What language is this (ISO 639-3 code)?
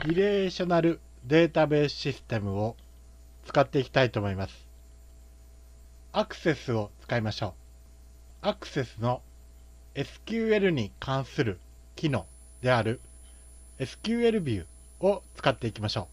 jpn